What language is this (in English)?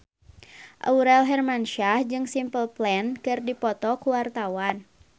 Sundanese